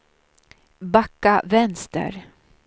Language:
Swedish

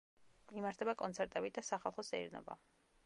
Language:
Georgian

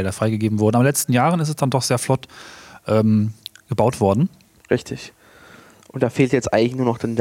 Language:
German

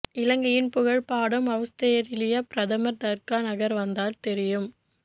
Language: Tamil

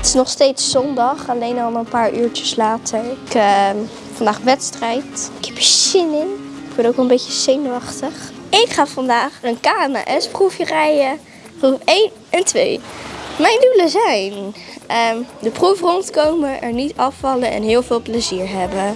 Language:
Dutch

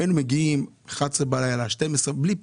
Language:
Hebrew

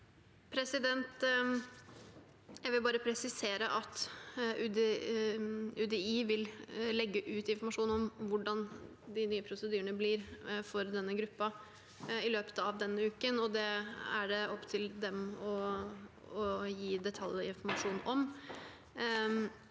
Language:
Norwegian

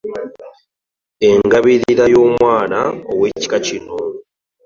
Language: Ganda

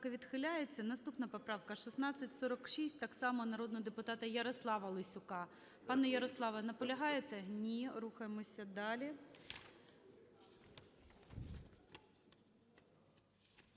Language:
Ukrainian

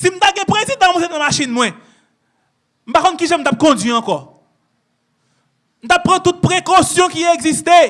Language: French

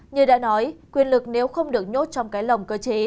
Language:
Vietnamese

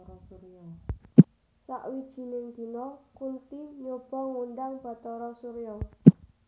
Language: Javanese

